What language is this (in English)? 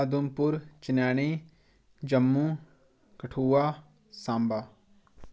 Dogri